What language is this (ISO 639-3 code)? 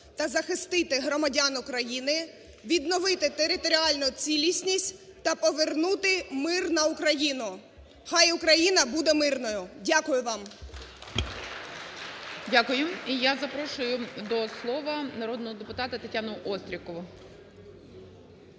ukr